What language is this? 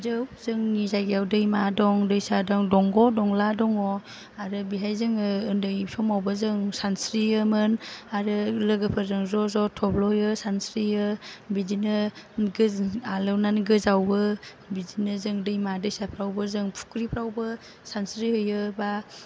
Bodo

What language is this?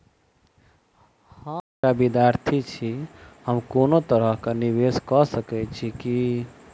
Maithili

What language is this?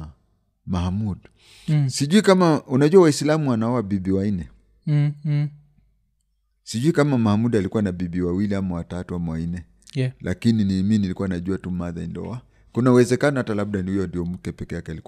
Swahili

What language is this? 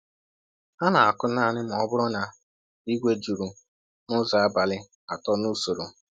Igbo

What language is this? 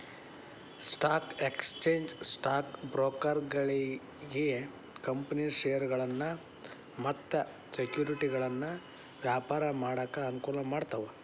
Kannada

